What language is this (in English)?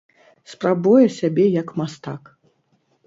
Belarusian